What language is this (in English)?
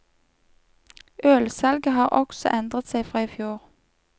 Norwegian